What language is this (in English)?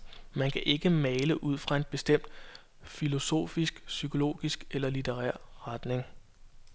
Danish